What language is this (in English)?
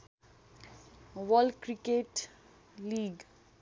Nepali